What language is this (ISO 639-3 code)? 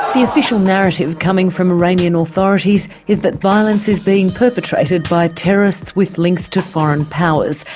eng